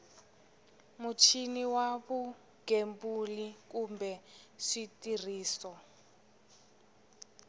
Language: Tsonga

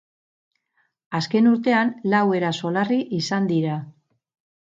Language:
Basque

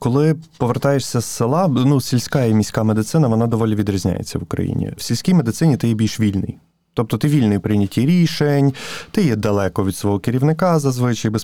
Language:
Ukrainian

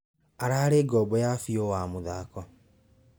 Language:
Kikuyu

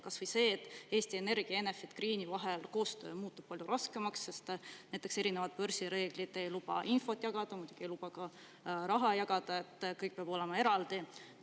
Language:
Estonian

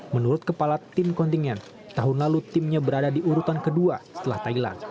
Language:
Indonesian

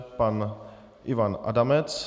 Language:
Czech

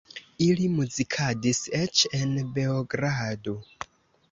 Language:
Esperanto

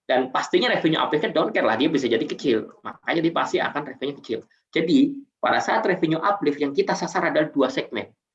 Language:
Indonesian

